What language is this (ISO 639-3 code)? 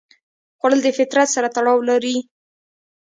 pus